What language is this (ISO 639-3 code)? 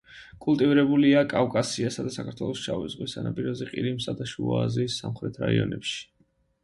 kat